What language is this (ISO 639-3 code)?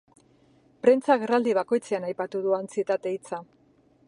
eus